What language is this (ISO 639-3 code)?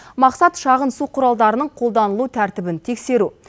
kaz